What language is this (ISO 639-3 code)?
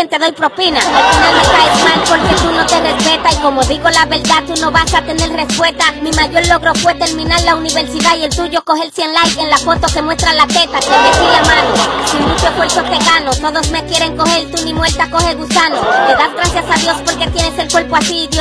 spa